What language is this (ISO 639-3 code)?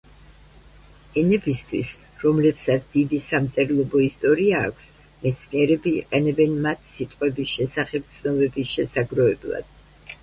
kat